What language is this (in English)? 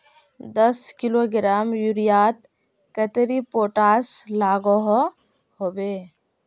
Magahi